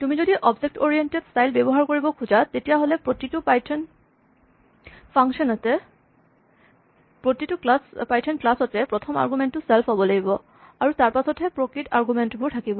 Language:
Assamese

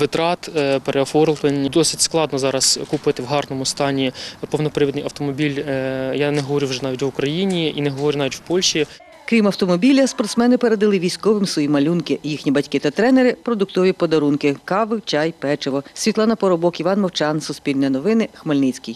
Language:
Ukrainian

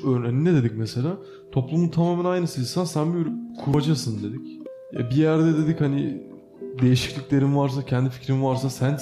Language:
Turkish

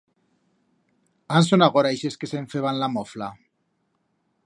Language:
Aragonese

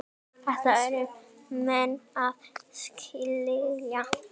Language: Icelandic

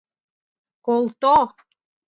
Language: Mari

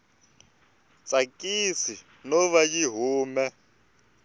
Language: Tsonga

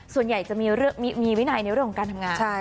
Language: Thai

